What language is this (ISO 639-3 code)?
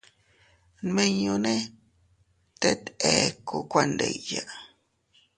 cut